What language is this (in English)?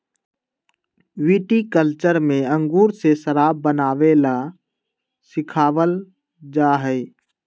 Magahi